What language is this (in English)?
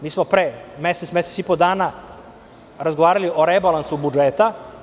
Serbian